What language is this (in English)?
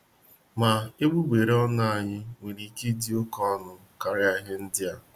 Igbo